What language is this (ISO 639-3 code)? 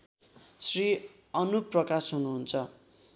nep